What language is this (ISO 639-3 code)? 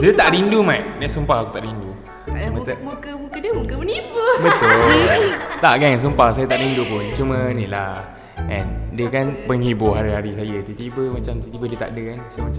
msa